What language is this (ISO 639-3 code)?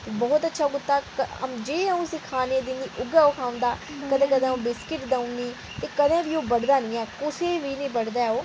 doi